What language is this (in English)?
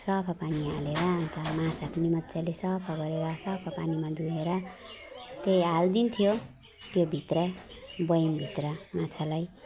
Nepali